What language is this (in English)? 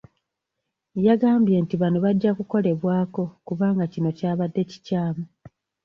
Ganda